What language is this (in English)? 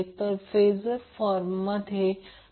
Marathi